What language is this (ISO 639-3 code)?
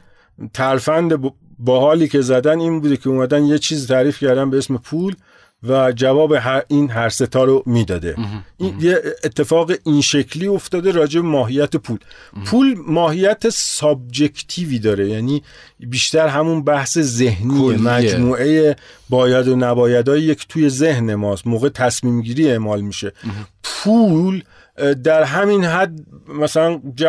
fas